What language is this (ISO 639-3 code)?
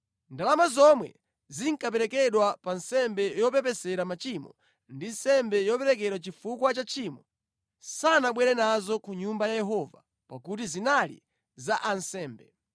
nya